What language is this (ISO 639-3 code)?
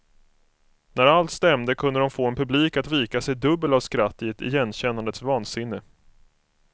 swe